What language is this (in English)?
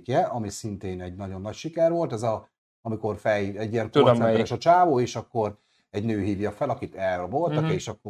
Hungarian